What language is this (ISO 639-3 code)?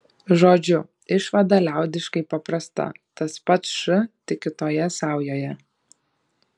lit